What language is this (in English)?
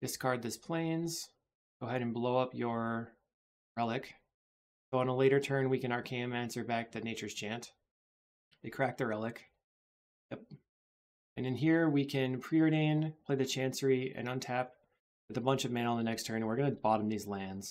English